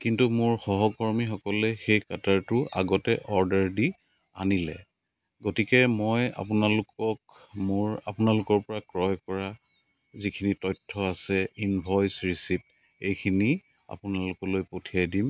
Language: Assamese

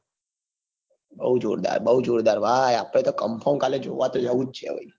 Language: Gujarati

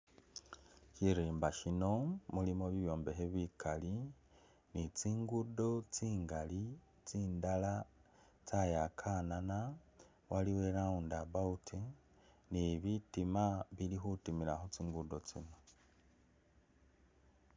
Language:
Masaaba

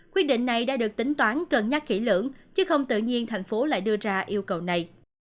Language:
Vietnamese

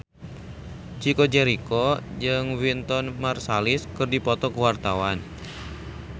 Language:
Sundanese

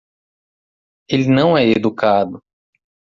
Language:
Portuguese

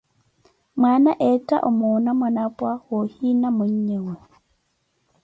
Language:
Koti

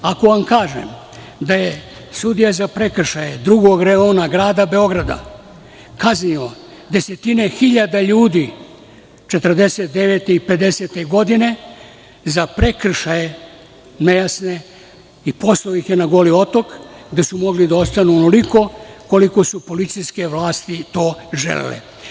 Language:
Serbian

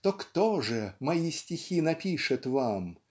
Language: Russian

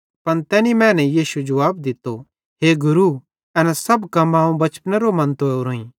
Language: Bhadrawahi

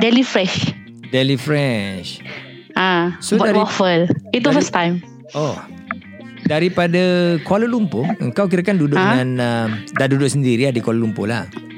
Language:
Malay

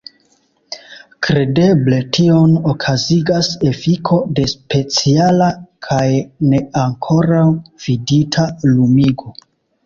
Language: Esperanto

